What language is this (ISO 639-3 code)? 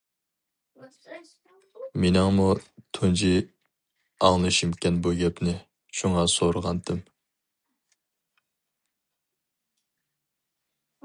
uig